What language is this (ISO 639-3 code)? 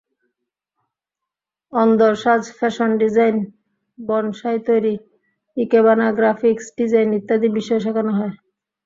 ben